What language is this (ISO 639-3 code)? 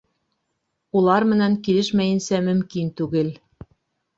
bak